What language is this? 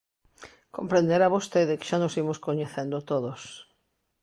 Galician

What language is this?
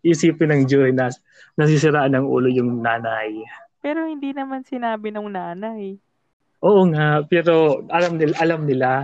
Filipino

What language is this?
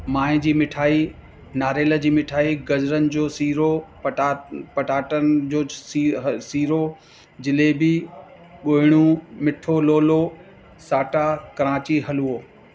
Sindhi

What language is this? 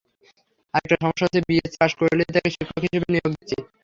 Bangla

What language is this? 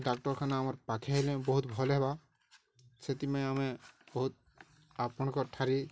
Odia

